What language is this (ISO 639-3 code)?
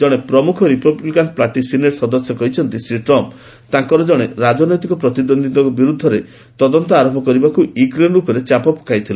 ori